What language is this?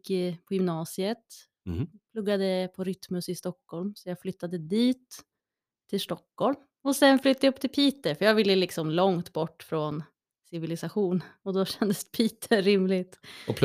Swedish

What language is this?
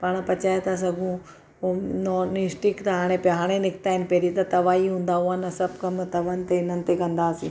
Sindhi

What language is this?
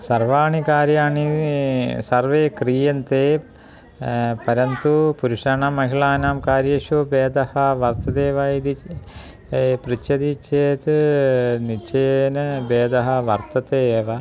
Sanskrit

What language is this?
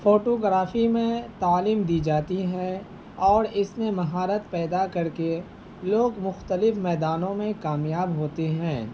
Urdu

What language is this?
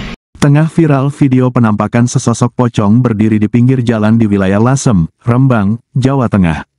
Indonesian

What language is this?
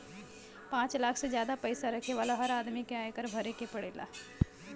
Bhojpuri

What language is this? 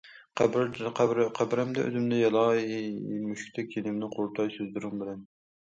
Uyghur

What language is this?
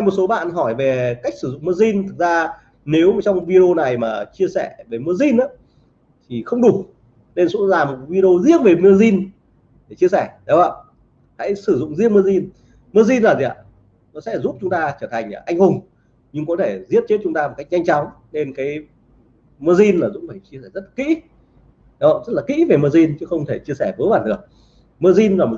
Vietnamese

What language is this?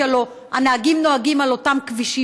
Hebrew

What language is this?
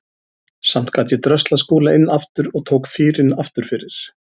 Icelandic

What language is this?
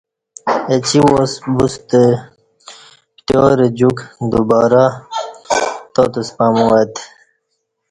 Kati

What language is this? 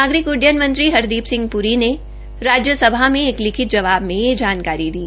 Hindi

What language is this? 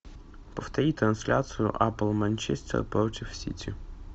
Russian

